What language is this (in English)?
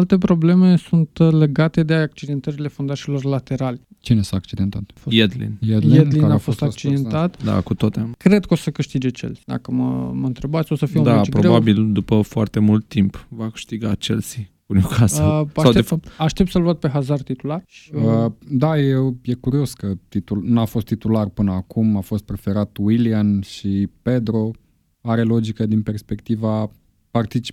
Romanian